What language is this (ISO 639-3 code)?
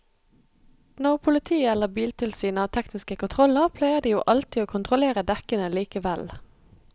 nor